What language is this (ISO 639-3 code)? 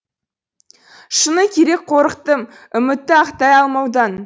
kaz